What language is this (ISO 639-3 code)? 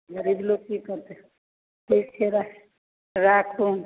mai